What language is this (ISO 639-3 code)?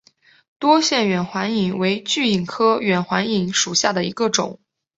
zho